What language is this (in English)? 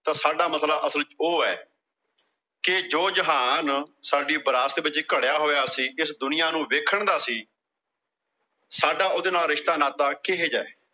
Punjabi